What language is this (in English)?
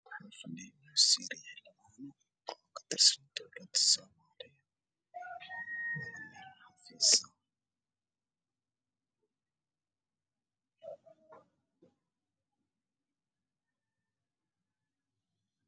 Somali